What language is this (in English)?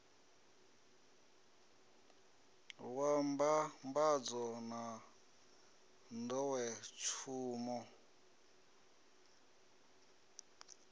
Venda